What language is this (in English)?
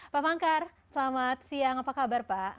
Indonesian